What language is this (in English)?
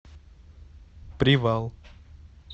Russian